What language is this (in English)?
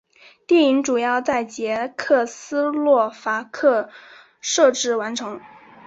Chinese